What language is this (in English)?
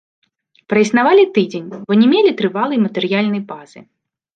Belarusian